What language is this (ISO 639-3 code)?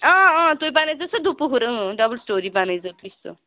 kas